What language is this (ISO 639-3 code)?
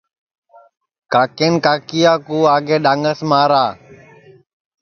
ssi